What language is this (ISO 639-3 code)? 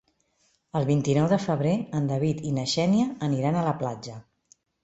cat